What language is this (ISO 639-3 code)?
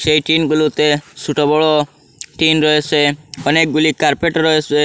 ben